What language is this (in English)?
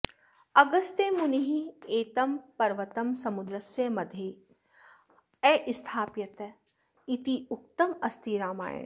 Sanskrit